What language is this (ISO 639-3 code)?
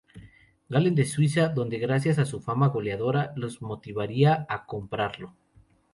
spa